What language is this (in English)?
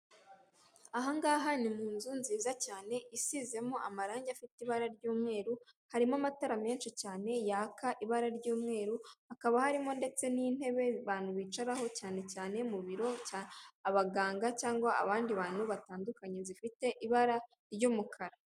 Kinyarwanda